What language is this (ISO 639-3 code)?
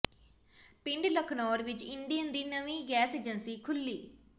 pan